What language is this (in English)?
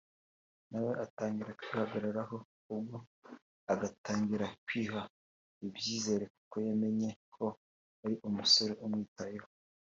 Kinyarwanda